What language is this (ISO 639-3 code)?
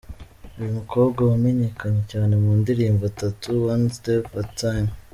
kin